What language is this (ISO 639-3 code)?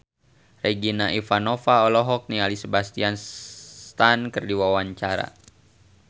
sun